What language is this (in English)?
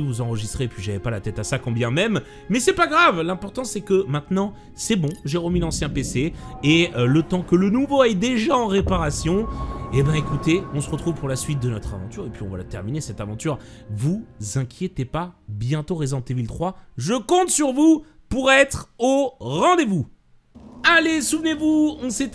French